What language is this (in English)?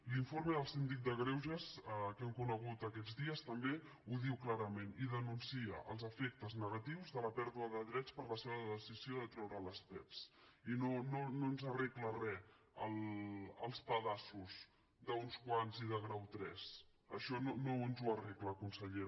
Catalan